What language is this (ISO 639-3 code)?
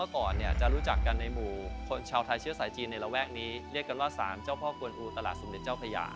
tha